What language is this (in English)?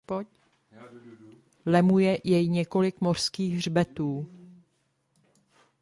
Czech